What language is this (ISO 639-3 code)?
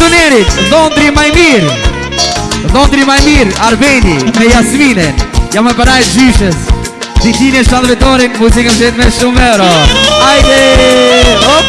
sqi